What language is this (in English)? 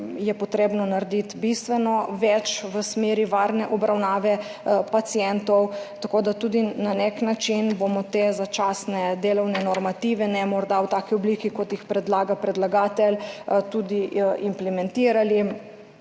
Slovenian